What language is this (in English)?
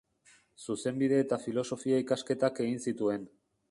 Basque